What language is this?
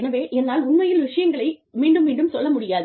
Tamil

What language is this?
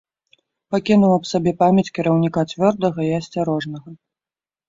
Belarusian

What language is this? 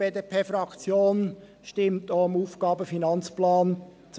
Swiss German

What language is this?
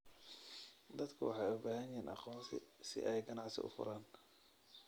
Somali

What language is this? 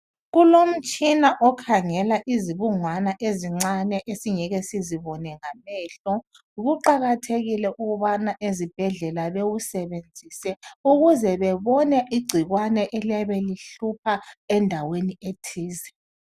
North Ndebele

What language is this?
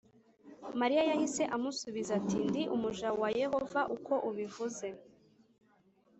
Kinyarwanda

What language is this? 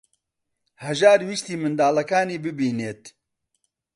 Central Kurdish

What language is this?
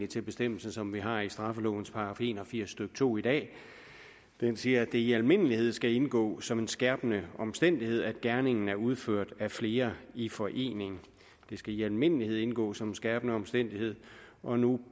Danish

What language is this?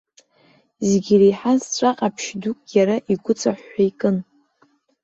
Abkhazian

